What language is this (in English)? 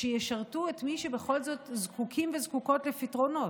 Hebrew